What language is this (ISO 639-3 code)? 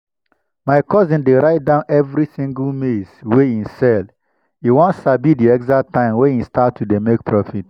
pcm